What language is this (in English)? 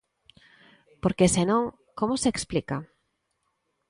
Galician